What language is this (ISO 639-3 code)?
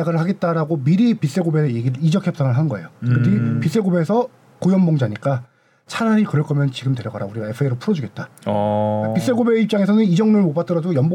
kor